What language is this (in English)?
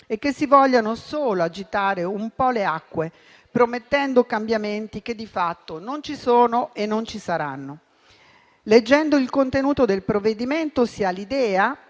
Italian